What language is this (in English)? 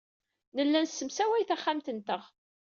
Kabyle